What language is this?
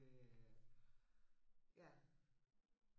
Danish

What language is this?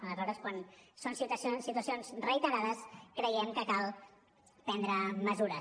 Catalan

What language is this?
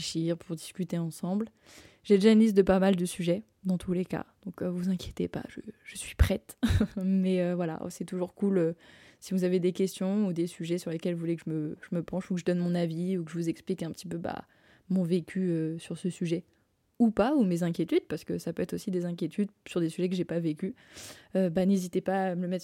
French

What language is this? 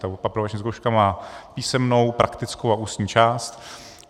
Czech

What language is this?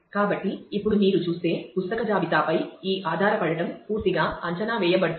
Telugu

